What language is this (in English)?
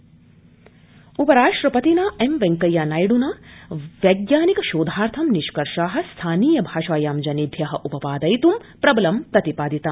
Sanskrit